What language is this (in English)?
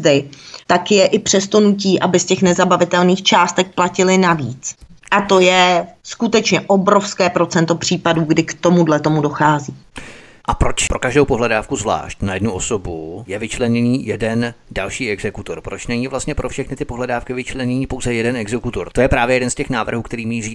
Czech